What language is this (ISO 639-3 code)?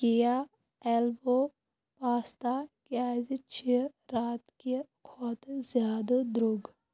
kas